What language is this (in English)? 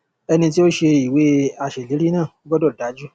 Yoruba